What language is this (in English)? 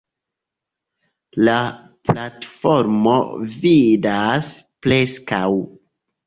Esperanto